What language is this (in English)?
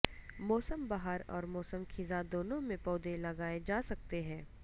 Urdu